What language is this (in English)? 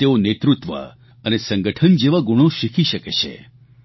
Gujarati